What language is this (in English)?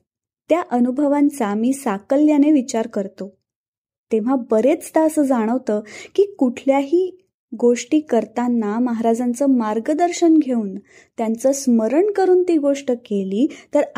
Marathi